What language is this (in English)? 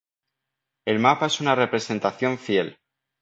Spanish